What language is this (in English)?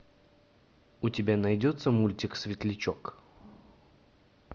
Russian